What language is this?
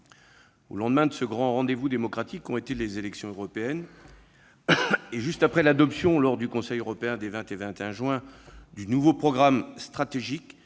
French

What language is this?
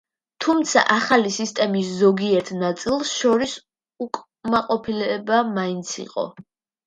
Georgian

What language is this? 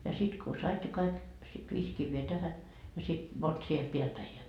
Finnish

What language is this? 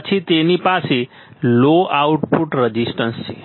Gujarati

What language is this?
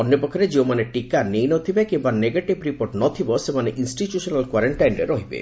Odia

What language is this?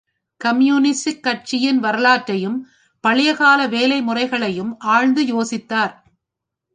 Tamil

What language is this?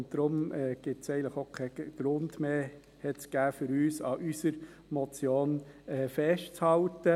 Swiss German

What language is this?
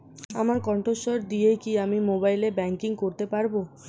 Bangla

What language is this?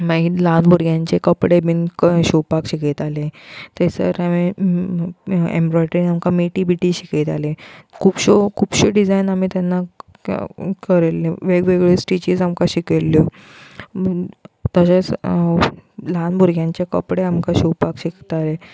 Konkani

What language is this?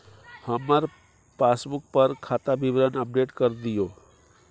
Maithili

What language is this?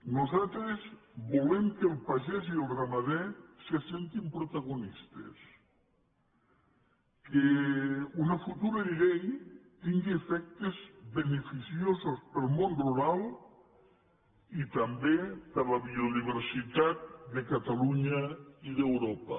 Catalan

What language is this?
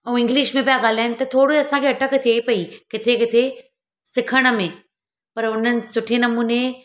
Sindhi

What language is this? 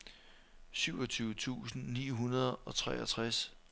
Danish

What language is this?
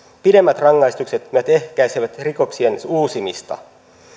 Finnish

